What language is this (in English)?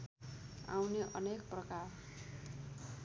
Nepali